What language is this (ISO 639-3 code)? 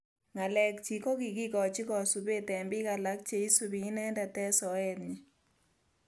kln